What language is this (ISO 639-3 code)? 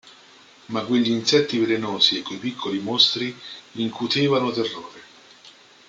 ita